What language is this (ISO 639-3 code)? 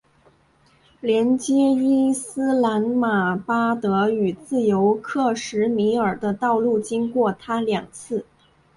zho